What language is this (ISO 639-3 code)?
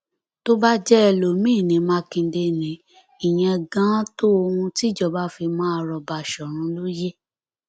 yor